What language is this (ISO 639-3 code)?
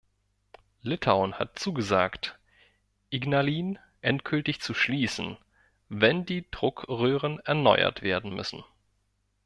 deu